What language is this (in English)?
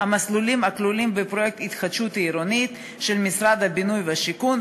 Hebrew